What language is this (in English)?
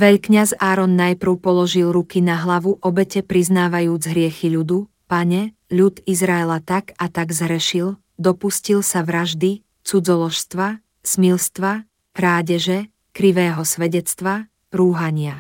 Slovak